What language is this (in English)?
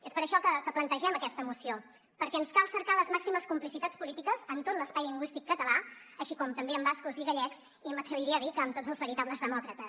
Catalan